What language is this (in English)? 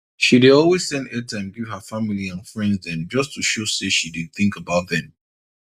Nigerian Pidgin